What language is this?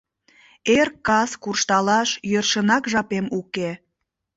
Mari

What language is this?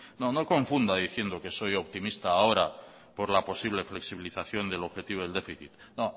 Spanish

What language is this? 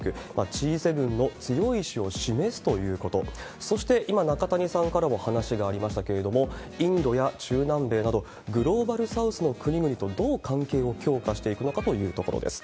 Japanese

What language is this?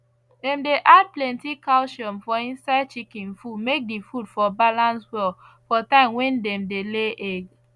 Nigerian Pidgin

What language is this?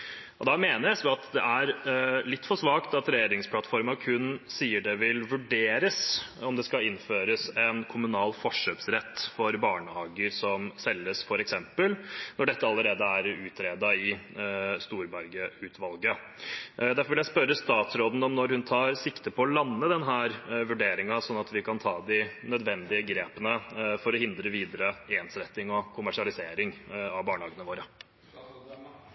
Norwegian Bokmål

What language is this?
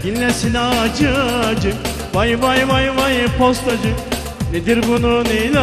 Turkish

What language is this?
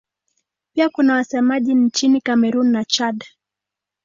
Swahili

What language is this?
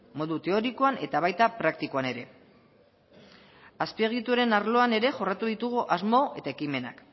Basque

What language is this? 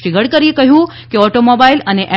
Gujarati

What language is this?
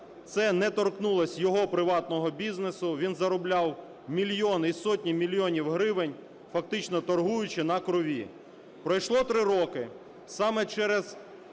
Ukrainian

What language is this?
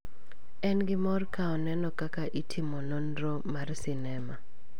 Luo (Kenya and Tanzania)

